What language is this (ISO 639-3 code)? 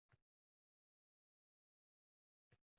uzb